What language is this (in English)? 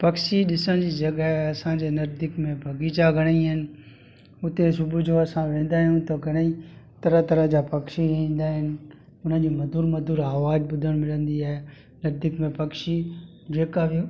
Sindhi